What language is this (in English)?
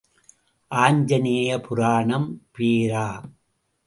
Tamil